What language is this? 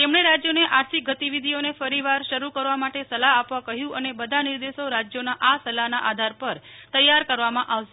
Gujarati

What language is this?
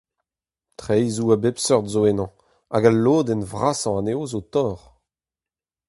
Breton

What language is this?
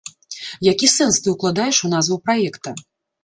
Belarusian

